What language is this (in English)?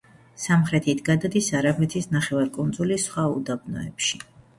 Georgian